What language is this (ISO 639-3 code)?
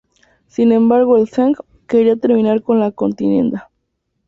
spa